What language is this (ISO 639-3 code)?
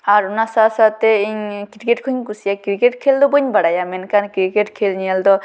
sat